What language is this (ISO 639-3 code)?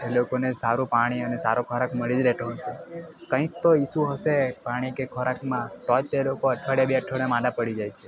guj